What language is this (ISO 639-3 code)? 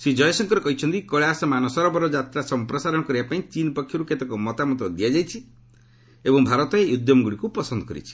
ori